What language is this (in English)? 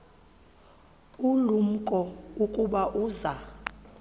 Xhosa